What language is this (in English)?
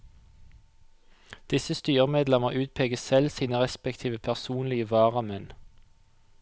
Norwegian